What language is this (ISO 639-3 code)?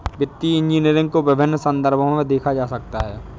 hin